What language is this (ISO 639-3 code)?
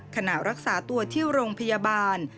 tha